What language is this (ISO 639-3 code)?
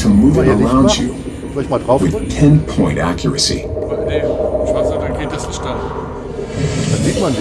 deu